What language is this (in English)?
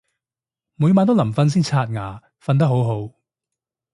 Cantonese